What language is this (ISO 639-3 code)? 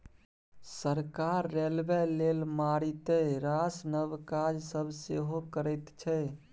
mai